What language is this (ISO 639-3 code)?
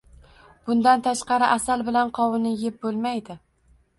uzb